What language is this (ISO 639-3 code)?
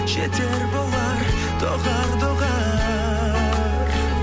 kaz